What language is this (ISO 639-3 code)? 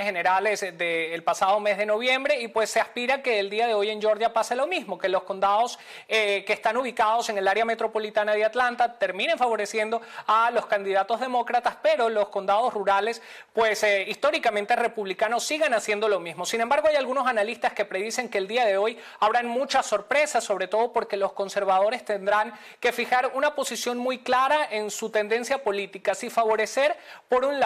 spa